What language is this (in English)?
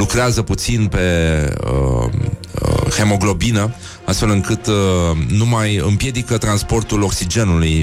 Romanian